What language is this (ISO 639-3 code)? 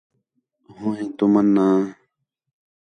xhe